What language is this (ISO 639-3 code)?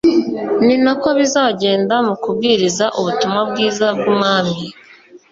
kin